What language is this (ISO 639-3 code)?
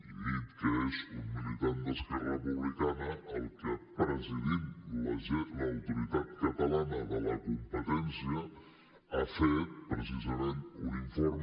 cat